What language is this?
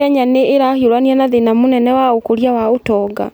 Kikuyu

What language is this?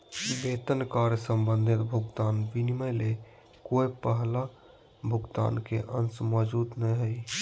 Magahi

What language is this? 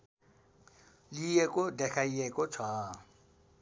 Nepali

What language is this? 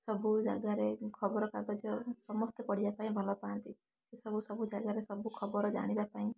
Odia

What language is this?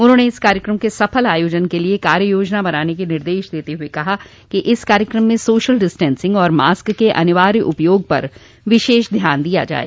Hindi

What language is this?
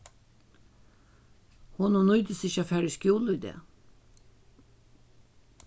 Faroese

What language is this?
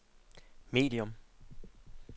Danish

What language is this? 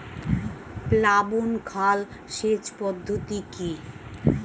Bangla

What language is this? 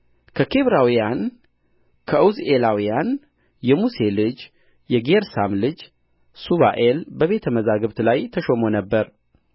Amharic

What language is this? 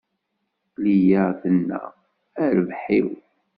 Kabyle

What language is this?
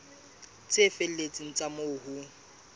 Southern Sotho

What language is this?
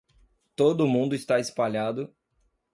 Portuguese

